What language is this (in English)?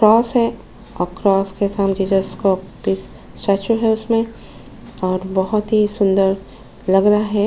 Hindi